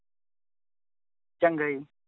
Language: Punjabi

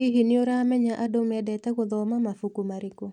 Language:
Kikuyu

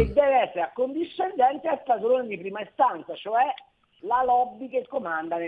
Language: Italian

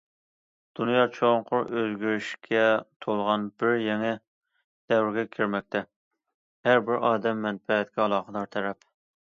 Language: Uyghur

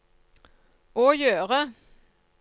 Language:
Norwegian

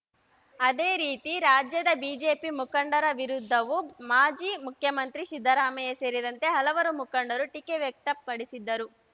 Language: Kannada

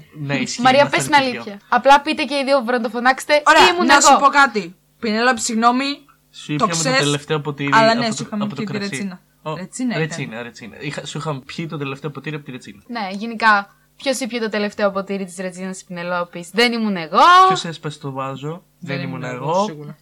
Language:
Greek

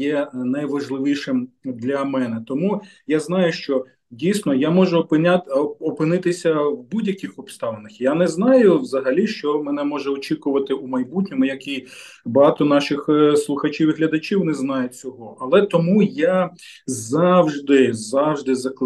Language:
Ukrainian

